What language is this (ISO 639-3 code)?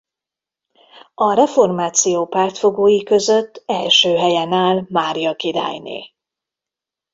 hun